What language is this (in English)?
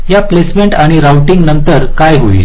Marathi